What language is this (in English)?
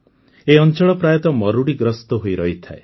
Odia